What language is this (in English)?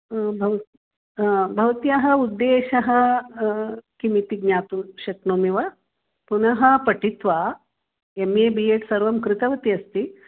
Sanskrit